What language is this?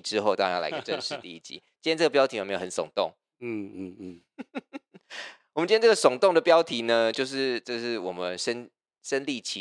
Chinese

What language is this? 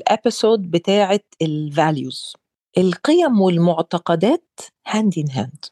Arabic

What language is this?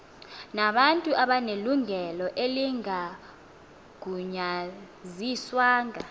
Xhosa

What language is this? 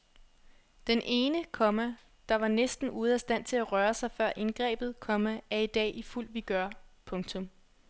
Danish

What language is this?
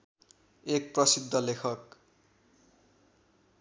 Nepali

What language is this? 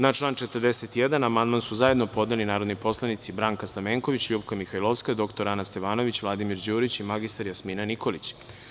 Serbian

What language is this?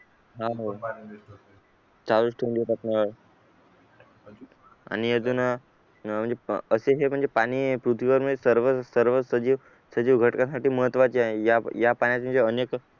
Marathi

